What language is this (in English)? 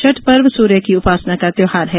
Hindi